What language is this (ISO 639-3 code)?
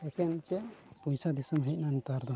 sat